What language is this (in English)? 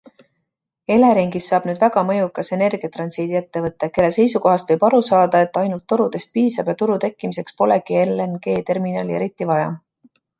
Estonian